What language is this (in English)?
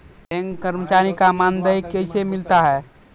Maithili